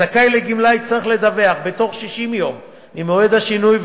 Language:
Hebrew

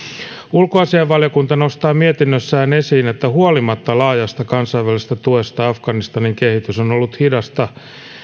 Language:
Finnish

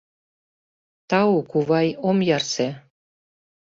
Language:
Mari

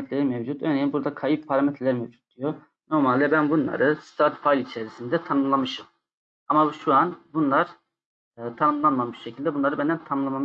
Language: Turkish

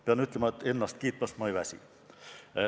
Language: Estonian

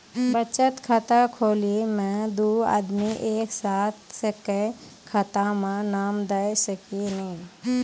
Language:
Maithili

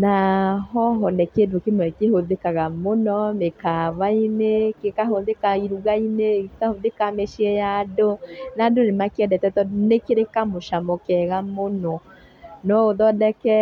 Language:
Kikuyu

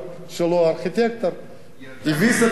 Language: Hebrew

